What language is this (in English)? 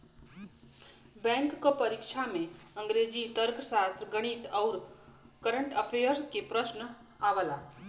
Bhojpuri